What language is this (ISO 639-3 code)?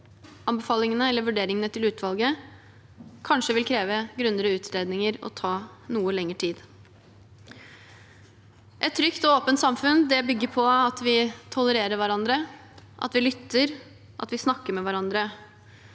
nor